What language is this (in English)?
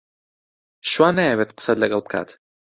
Central Kurdish